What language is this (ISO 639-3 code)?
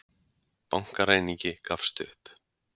isl